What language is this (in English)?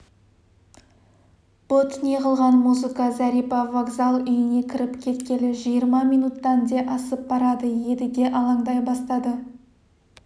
Kazakh